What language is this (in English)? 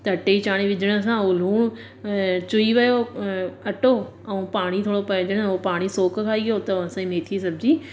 Sindhi